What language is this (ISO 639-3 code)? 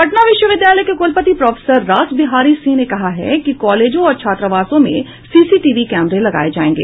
hin